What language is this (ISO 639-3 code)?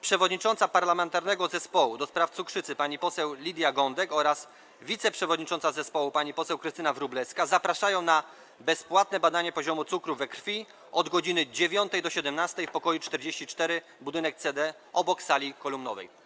pol